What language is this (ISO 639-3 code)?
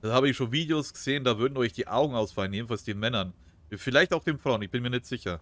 deu